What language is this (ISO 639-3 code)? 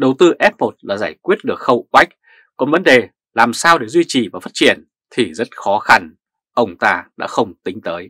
vie